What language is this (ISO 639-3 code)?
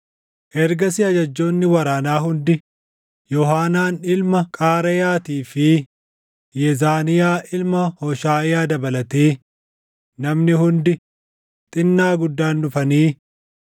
orm